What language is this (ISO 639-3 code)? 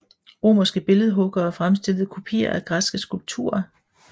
dan